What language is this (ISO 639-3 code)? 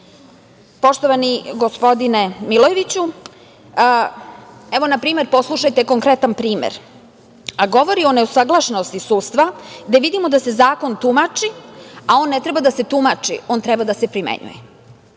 srp